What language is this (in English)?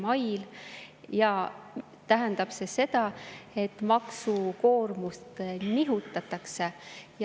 Estonian